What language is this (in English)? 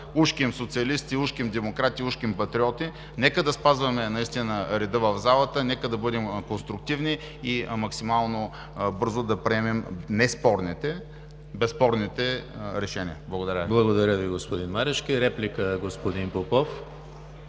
Bulgarian